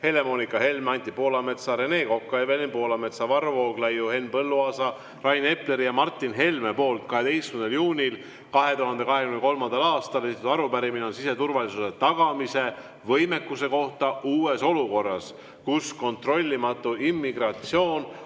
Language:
Estonian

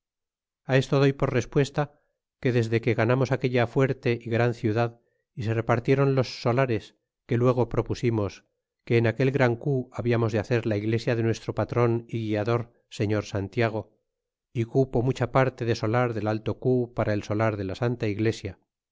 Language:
Spanish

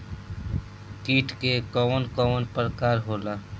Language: Bhojpuri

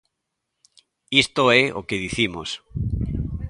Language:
Galician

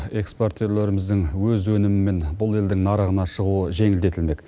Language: Kazakh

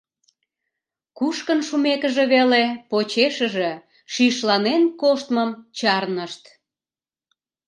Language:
Mari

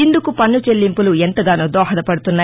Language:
Telugu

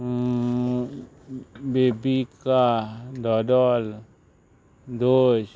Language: Konkani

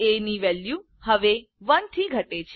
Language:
Gujarati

